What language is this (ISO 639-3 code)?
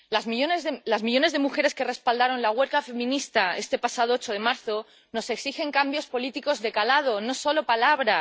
spa